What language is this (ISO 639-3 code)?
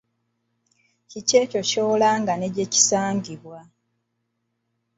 lug